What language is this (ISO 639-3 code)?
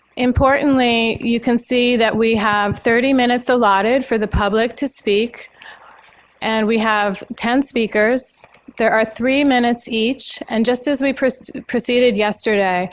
eng